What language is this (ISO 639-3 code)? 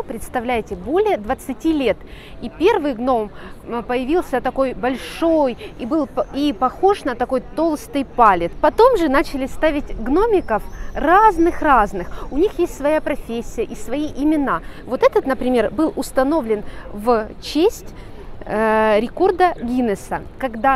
rus